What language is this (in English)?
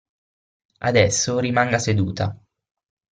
Italian